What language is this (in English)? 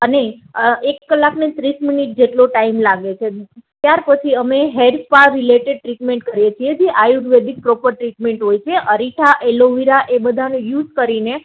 Gujarati